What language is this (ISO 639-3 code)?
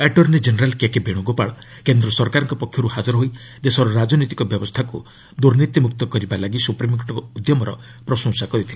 ori